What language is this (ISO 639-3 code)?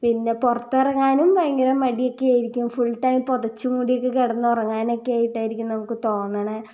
mal